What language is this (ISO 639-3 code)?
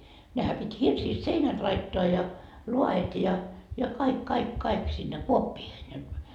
fin